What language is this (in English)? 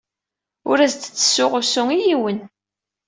Kabyle